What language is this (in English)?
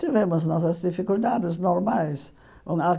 Portuguese